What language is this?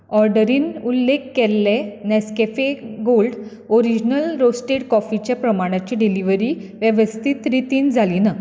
Konkani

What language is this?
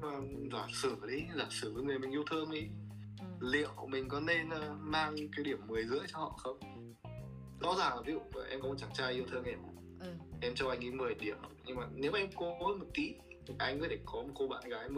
Vietnamese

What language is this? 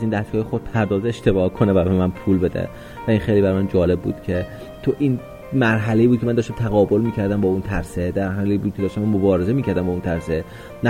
Persian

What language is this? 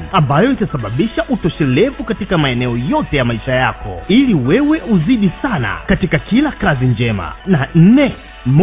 Swahili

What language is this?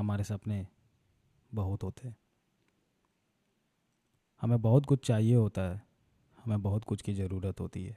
Hindi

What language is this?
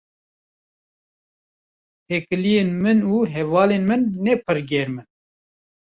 Kurdish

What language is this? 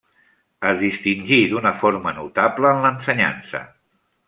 Catalan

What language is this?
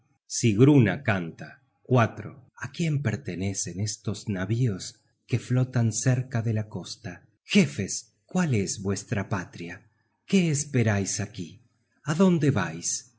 Spanish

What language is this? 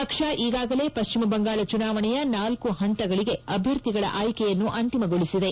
Kannada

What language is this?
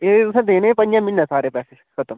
Dogri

